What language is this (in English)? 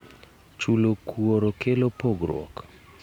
Luo (Kenya and Tanzania)